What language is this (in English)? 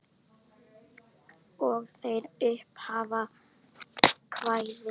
Icelandic